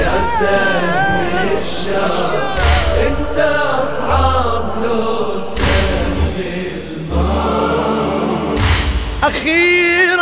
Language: Arabic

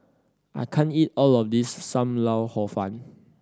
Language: English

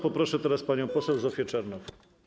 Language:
Polish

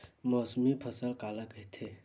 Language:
Chhattisgarhi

